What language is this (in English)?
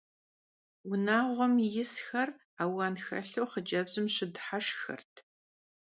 Kabardian